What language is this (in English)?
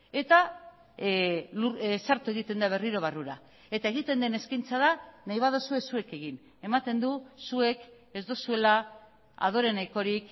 Basque